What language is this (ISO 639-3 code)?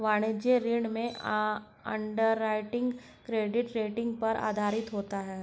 hin